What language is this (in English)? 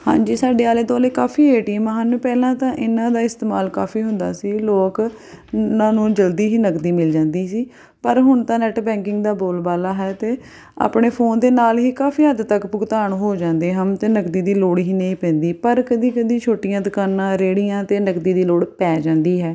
Punjabi